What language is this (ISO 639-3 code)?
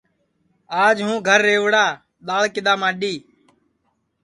ssi